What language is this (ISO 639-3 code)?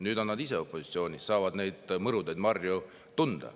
est